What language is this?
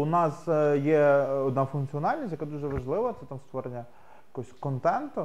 Ukrainian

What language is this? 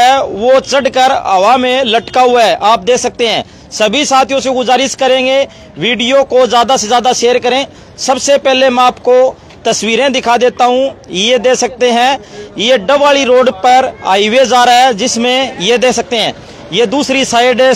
Hindi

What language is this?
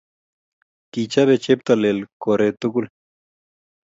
Kalenjin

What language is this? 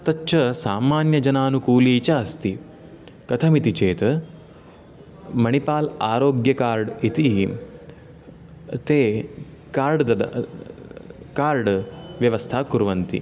Sanskrit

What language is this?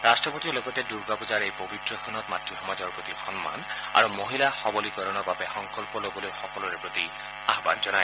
Assamese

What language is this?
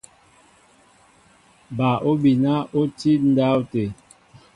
Mbo (Cameroon)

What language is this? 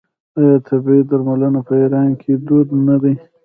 Pashto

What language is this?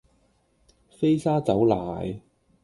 Cantonese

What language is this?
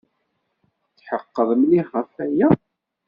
Kabyle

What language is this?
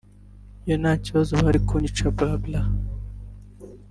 Kinyarwanda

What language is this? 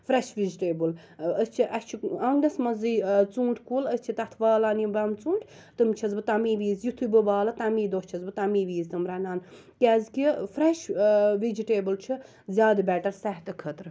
Kashmiri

